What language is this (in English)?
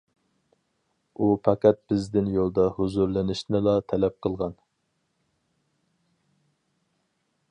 Uyghur